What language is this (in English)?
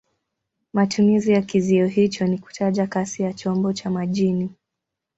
Swahili